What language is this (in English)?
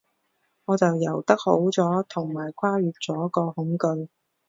Cantonese